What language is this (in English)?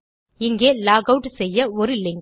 Tamil